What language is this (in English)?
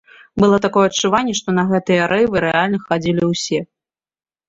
Belarusian